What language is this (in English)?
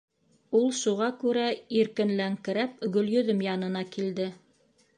Bashkir